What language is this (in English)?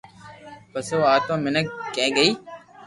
Loarki